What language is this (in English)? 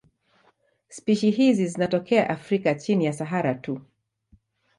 Swahili